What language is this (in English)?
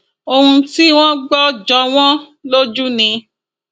Yoruba